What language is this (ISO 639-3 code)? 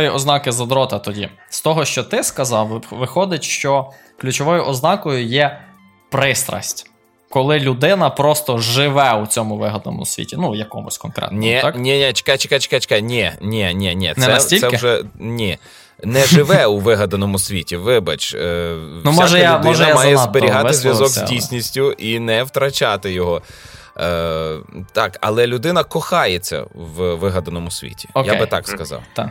ukr